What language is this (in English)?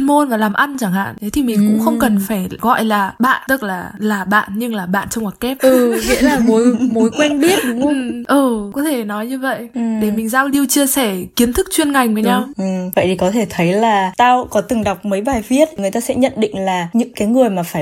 Vietnamese